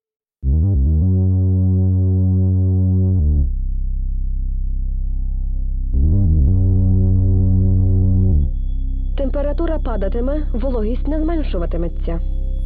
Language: Polish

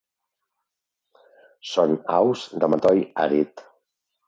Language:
Catalan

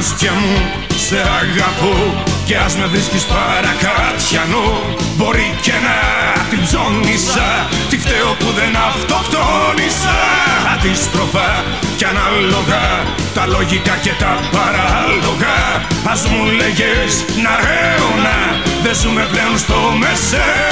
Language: Greek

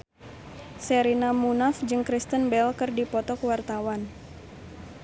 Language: Sundanese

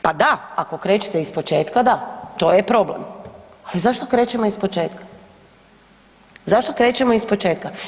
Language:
Croatian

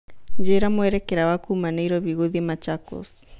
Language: Kikuyu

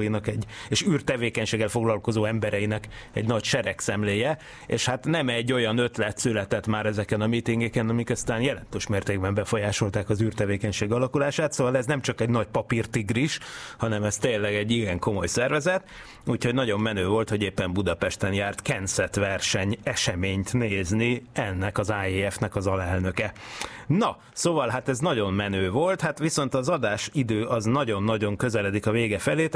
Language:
Hungarian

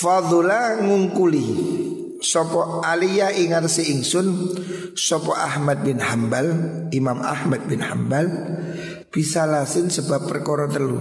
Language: Indonesian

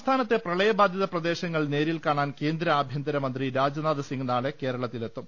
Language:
Malayalam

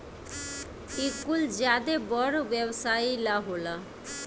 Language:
Bhojpuri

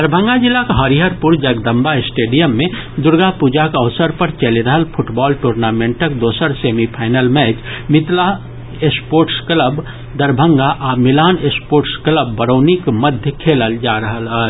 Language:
Maithili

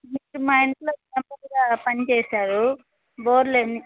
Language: Telugu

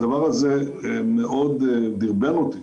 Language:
Hebrew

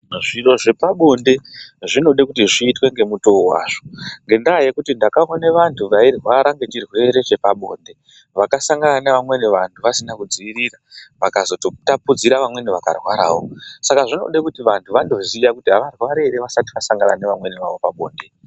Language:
Ndau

